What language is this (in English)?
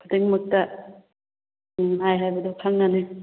Manipuri